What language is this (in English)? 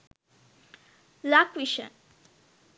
Sinhala